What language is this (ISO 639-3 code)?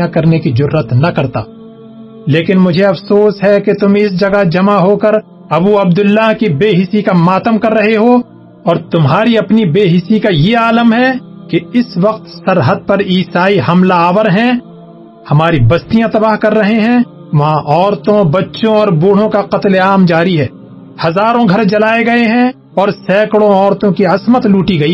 urd